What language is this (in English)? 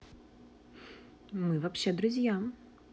Russian